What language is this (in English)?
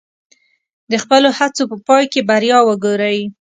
Pashto